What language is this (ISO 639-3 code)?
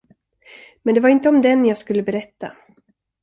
swe